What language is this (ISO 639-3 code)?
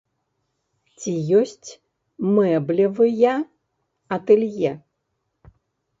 bel